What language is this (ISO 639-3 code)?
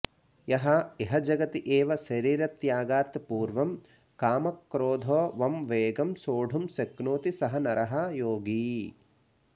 san